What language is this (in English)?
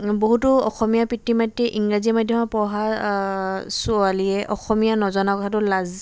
Assamese